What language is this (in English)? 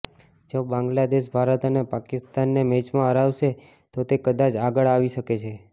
Gujarati